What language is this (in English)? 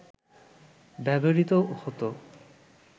Bangla